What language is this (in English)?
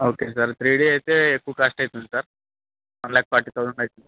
Telugu